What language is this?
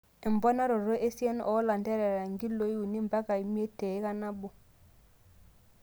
Masai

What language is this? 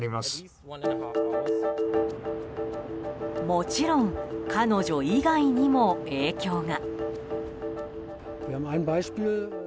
Japanese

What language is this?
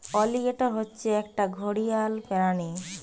Bangla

